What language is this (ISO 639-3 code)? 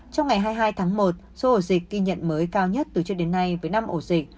vie